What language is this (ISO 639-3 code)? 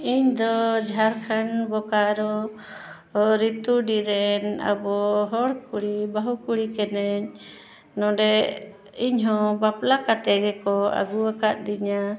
sat